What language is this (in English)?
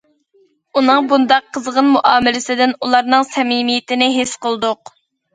Uyghur